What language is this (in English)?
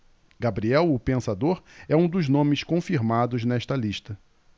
Portuguese